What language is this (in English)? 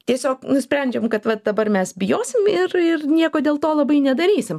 Lithuanian